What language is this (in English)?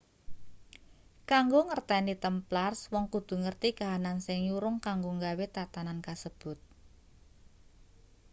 Javanese